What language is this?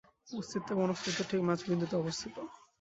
Bangla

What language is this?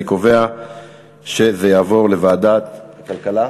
Hebrew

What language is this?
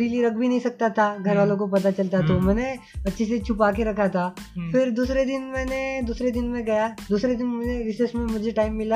Hindi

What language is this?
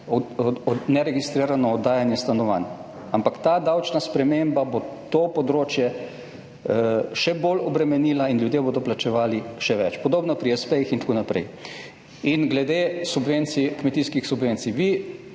Slovenian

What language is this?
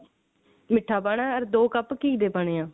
Punjabi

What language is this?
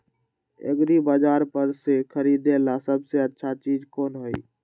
Magahi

